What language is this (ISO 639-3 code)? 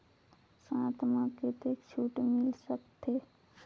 hne